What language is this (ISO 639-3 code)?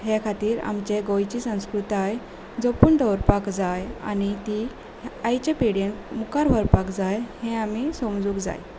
kok